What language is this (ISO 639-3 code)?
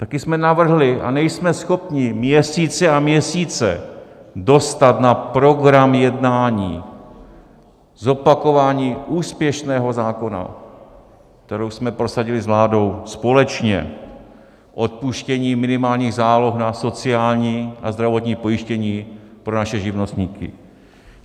ces